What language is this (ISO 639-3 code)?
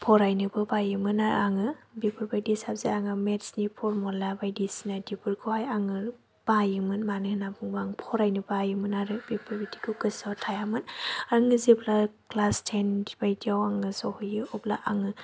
brx